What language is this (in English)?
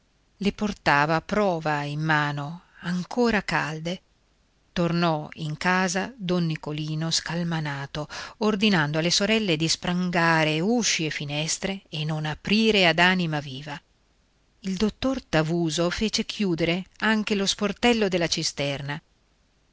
Italian